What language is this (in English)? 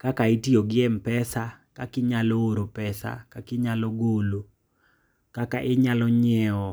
Luo (Kenya and Tanzania)